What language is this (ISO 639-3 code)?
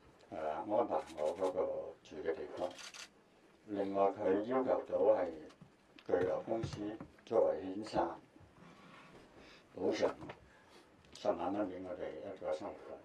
zho